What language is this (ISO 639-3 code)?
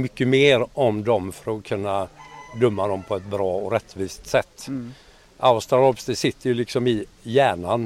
swe